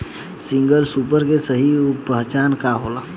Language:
Bhojpuri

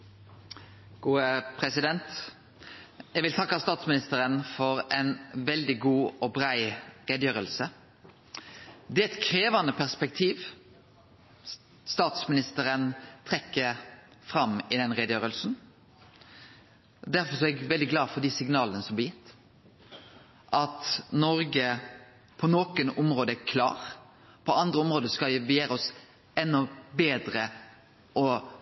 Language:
Norwegian Nynorsk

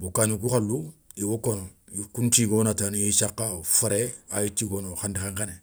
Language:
Soninke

